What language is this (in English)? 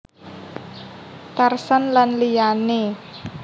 Javanese